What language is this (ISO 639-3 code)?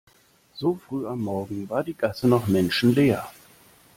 deu